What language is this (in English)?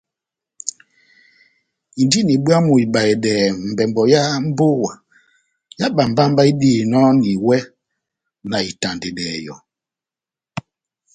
Batanga